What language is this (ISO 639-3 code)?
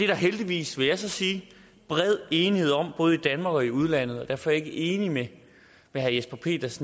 dan